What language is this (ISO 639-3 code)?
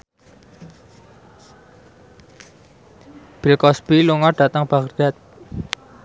jav